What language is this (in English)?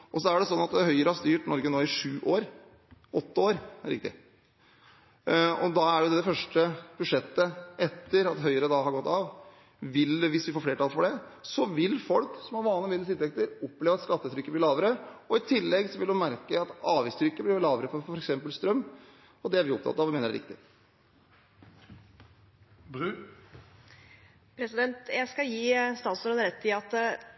Norwegian